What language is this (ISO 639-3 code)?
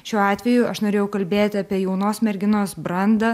lit